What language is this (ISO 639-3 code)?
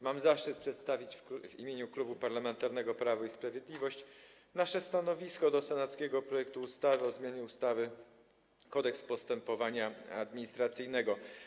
pol